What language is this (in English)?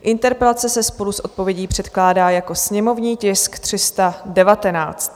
Czech